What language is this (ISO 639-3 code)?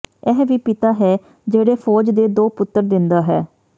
pan